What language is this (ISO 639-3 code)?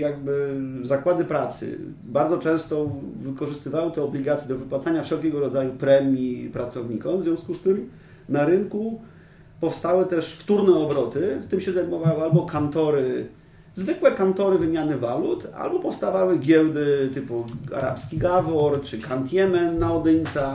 pol